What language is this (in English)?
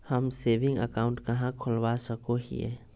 Magahi